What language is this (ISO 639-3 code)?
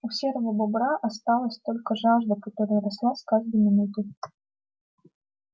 rus